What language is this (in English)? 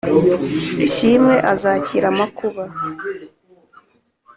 Kinyarwanda